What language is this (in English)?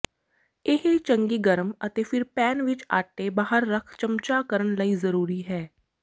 Punjabi